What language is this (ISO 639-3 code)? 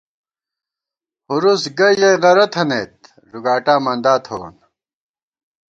gwt